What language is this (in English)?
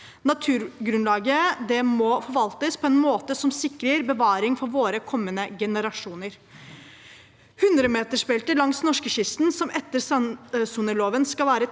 Norwegian